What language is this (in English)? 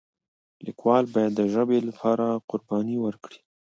Pashto